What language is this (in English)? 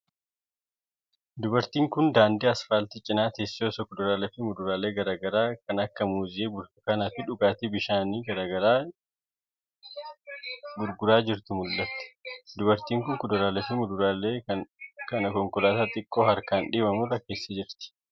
Oromo